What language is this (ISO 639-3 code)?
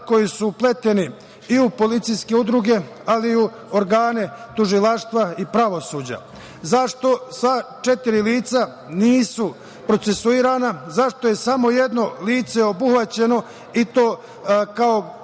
srp